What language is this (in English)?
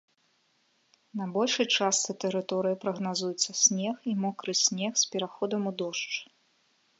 Belarusian